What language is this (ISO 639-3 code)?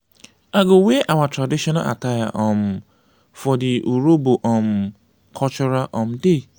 pcm